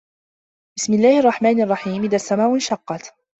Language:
Arabic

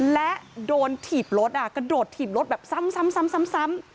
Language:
Thai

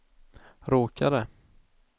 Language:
Swedish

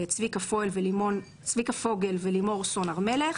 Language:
Hebrew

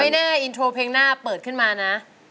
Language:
Thai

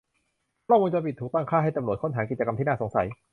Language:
Thai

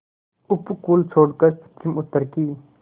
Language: Hindi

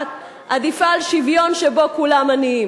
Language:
Hebrew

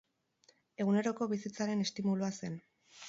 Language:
Basque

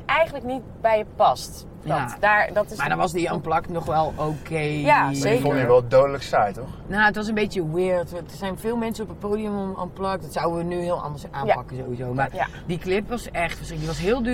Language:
Dutch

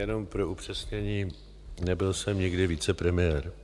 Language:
Czech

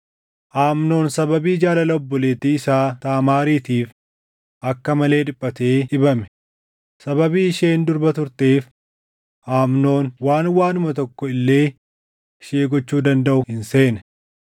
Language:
Oromo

